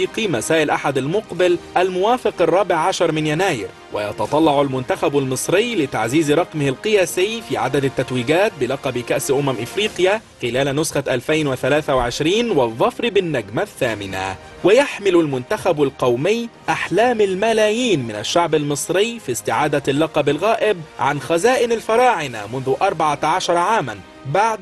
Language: Arabic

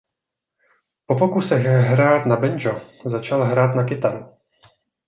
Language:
Czech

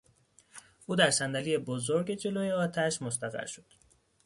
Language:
Persian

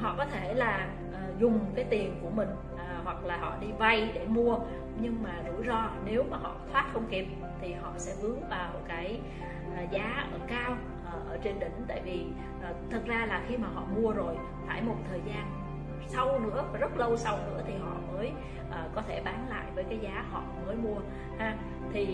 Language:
Vietnamese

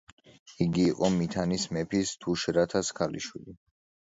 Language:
Georgian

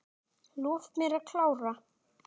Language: Icelandic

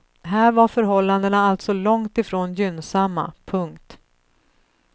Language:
Swedish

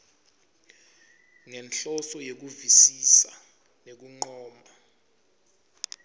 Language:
Swati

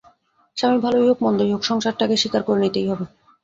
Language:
Bangla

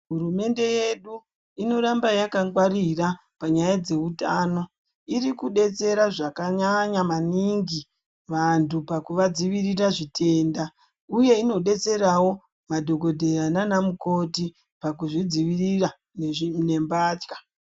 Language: Ndau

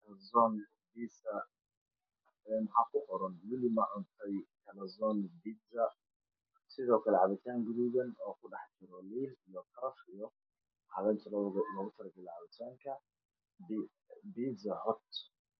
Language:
Somali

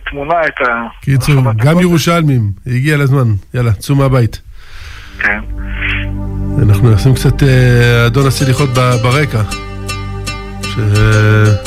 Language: Hebrew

